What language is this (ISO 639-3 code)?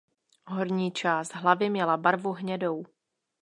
ces